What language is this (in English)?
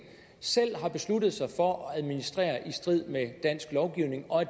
Danish